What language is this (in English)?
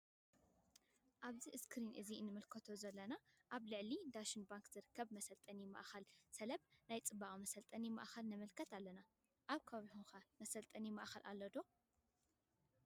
Tigrinya